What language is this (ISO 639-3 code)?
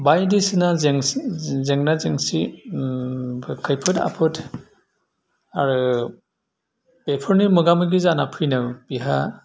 brx